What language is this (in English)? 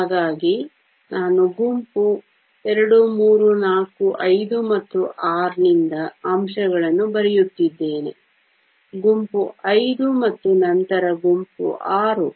Kannada